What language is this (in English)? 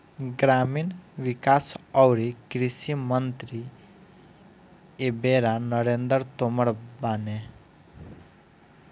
Bhojpuri